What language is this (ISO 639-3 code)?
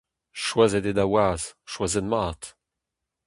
bre